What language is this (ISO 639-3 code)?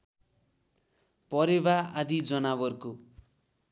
nep